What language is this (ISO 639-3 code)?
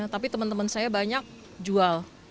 ind